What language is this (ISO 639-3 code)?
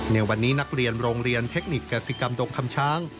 tha